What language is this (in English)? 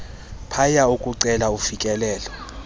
Xhosa